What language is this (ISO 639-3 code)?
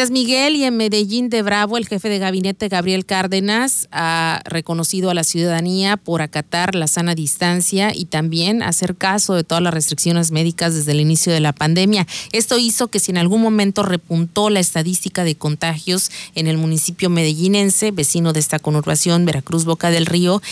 spa